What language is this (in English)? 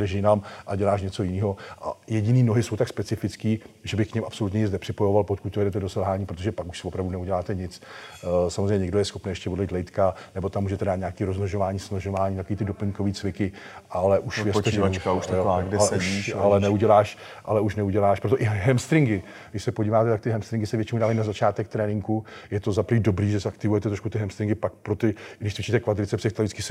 Czech